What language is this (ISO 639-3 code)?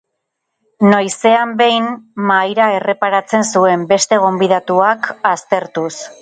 eus